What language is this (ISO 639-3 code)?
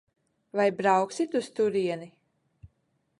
lav